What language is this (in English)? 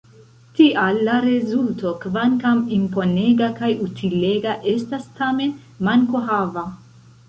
Esperanto